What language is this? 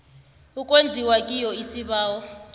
South Ndebele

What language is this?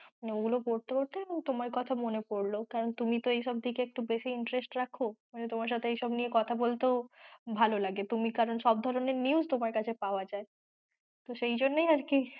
Bangla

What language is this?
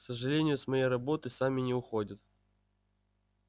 Russian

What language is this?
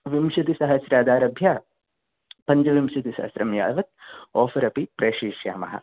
Sanskrit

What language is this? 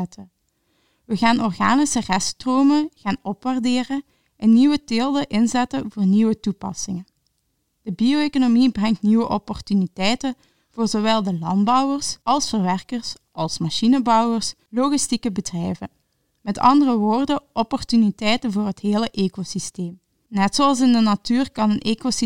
Dutch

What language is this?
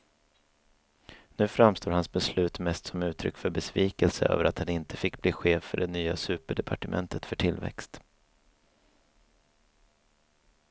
Swedish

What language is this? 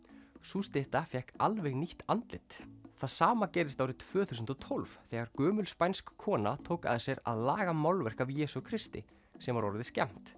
Icelandic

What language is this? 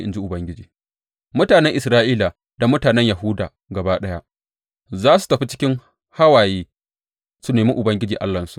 Hausa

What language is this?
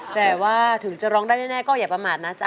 Thai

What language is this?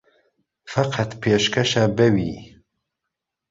Central Kurdish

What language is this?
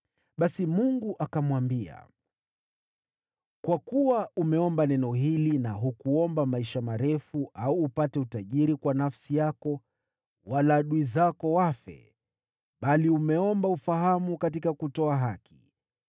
Swahili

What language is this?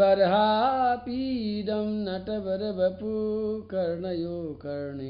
Hindi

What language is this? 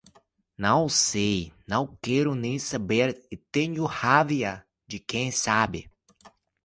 Portuguese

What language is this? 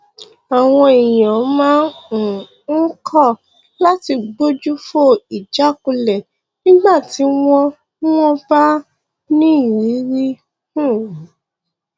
Yoruba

